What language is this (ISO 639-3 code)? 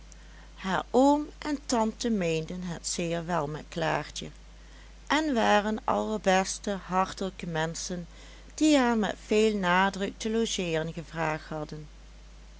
nld